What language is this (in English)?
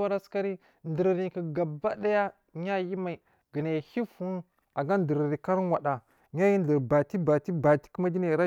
Marghi South